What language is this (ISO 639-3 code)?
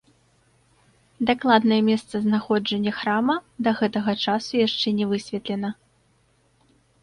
bel